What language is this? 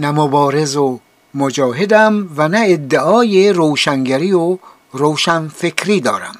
Persian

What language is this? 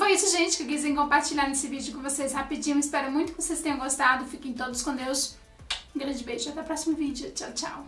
Portuguese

